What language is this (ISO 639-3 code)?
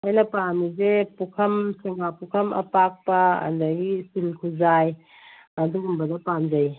mni